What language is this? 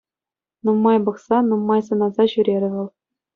Chuvash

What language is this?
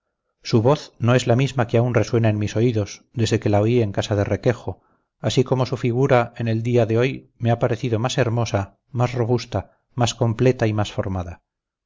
Spanish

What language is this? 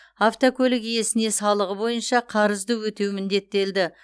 Kazakh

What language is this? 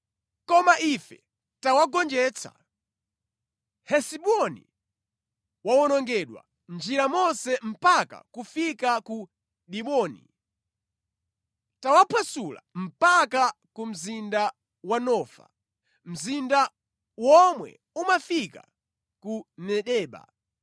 Nyanja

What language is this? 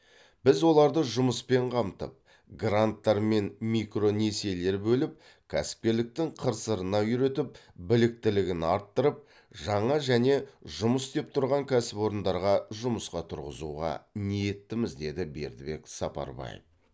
Kazakh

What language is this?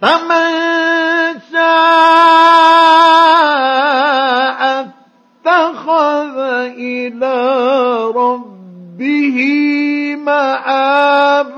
Arabic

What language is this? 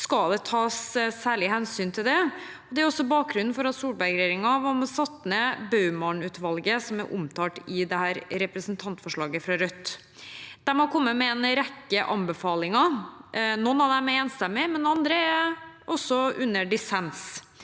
Norwegian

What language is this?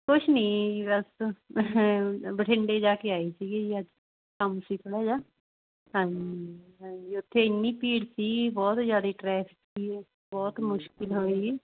Punjabi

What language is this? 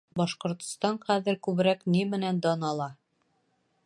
Bashkir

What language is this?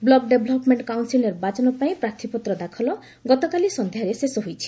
Odia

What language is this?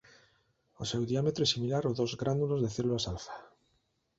Galician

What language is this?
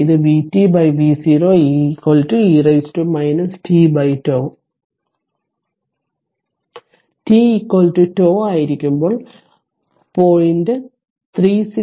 Malayalam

